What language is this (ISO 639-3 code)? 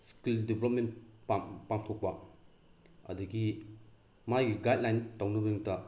mni